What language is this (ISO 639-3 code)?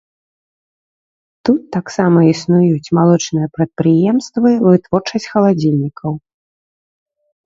bel